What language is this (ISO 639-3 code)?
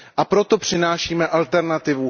ces